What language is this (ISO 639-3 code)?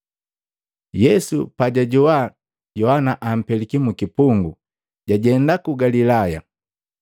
mgv